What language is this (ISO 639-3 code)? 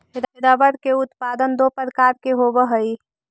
mag